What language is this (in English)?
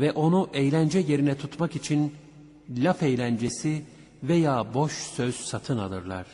Turkish